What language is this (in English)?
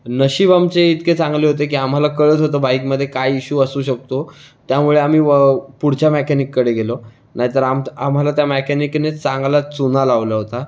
Marathi